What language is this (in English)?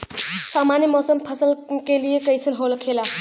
Bhojpuri